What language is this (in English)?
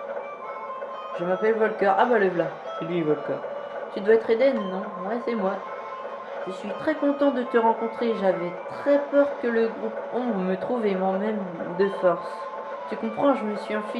French